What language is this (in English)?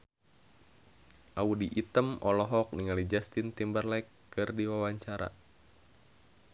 Sundanese